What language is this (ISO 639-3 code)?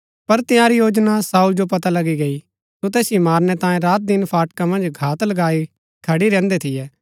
gbk